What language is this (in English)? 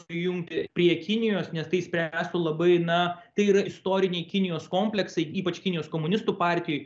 Lithuanian